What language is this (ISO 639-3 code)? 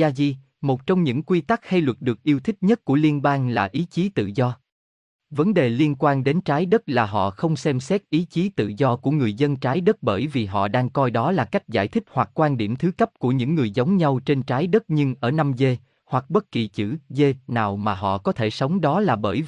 vie